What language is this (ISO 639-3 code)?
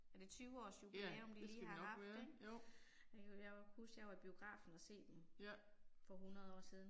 dan